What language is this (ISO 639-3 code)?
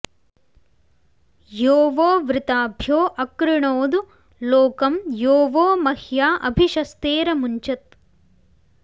san